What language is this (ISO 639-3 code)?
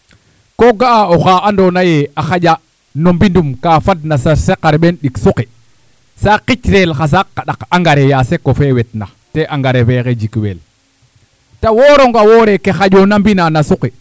srr